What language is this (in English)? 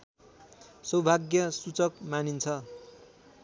Nepali